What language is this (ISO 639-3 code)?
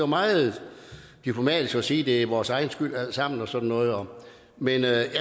dan